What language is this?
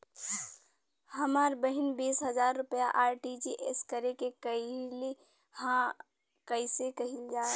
Bhojpuri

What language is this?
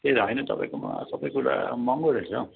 Nepali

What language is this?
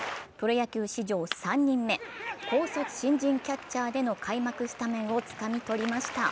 Japanese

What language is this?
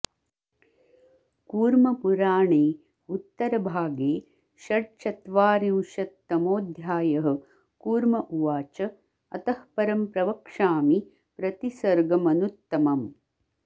Sanskrit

